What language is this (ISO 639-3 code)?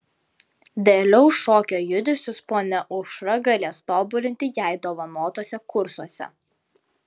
lit